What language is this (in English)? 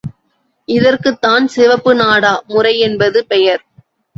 Tamil